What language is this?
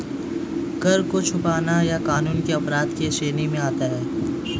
Hindi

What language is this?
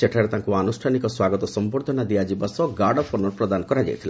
Odia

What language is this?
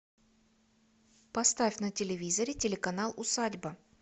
Russian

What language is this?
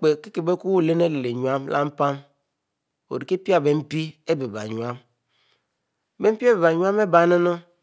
Mbe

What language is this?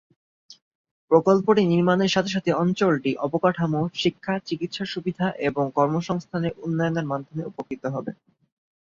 Bangla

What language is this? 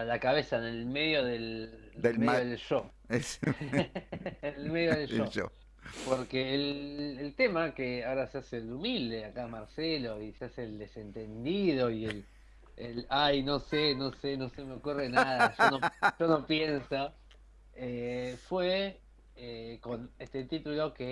Spanish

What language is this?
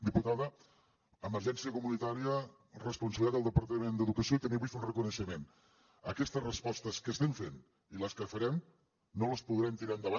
Catalan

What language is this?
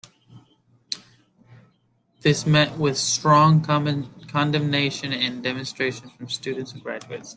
English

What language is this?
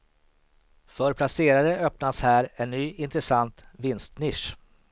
Swedish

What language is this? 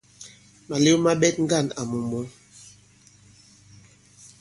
Bankon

